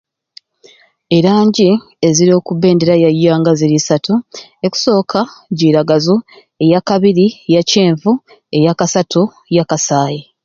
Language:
Ruuli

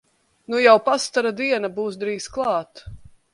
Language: Latvian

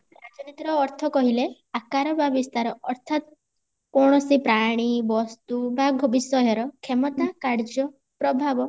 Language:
Odia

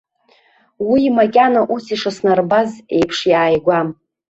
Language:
Abkhazian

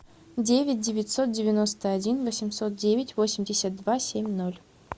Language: Russian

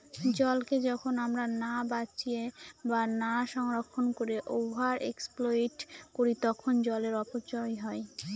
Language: Bangla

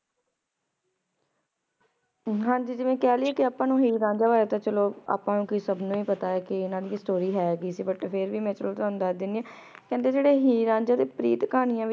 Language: Punjabi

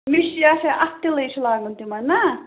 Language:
Kashmiri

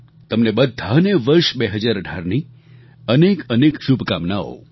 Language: Gujarati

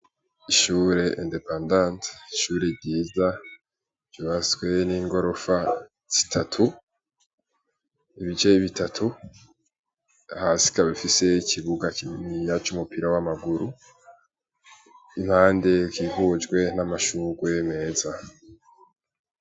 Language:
Rundi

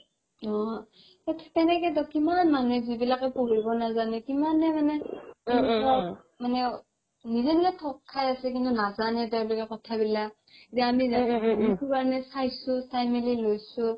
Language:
Assamese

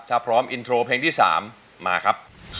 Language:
Thai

